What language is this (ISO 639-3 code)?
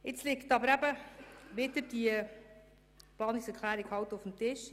gsw